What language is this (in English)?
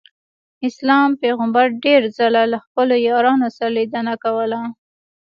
Pashto